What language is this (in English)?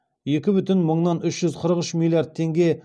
Kazakh